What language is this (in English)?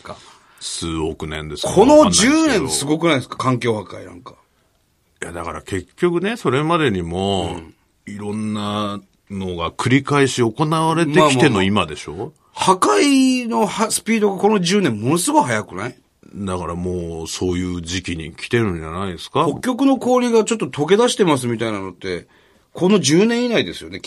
Japanese